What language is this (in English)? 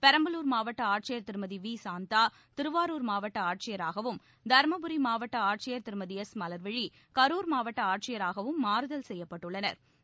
Tamil